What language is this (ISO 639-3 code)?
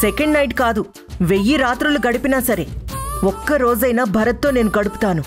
tel